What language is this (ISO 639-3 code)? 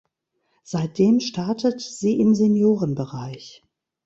deu